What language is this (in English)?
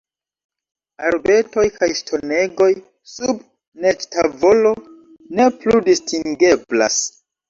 Esperanto